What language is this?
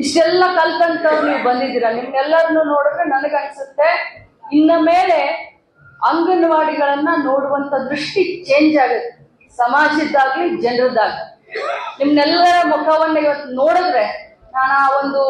Kannada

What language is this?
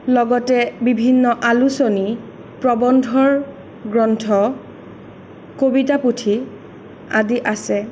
Assamese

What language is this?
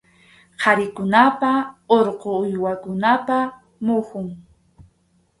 Arequipa-La Unión Quechua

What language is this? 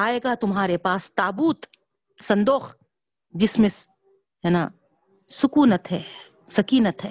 Urdu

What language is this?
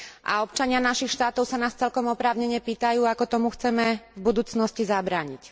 Slovak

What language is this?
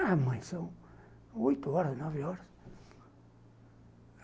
Portuguese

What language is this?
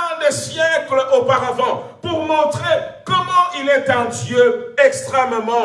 French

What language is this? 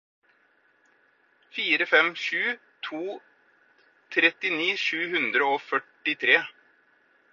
Norwegian Bokmål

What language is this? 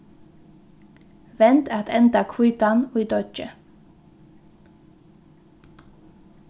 Faroese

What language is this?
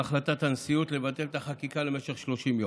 Hebrew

